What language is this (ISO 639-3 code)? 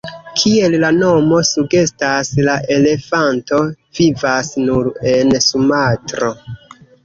epo